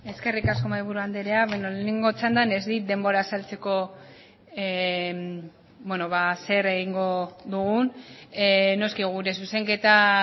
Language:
Basque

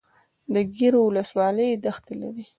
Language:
Pashto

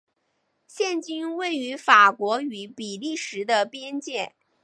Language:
Chinese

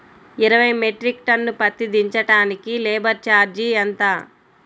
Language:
Telugu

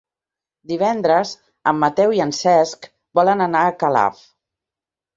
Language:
Catalan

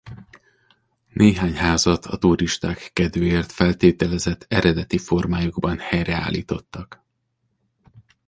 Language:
Hungarian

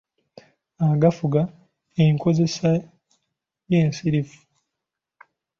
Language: Ganda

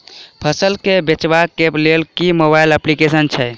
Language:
Maithili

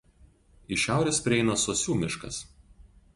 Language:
Lithuanian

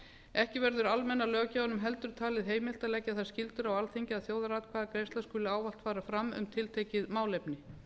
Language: Icelandic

